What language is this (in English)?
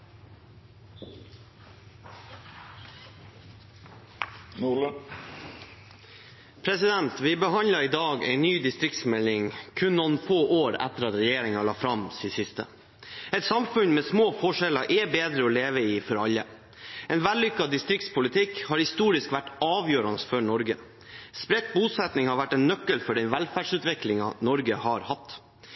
Norwegian